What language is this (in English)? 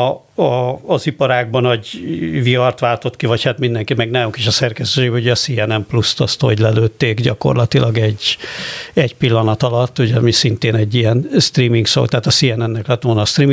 Hungarian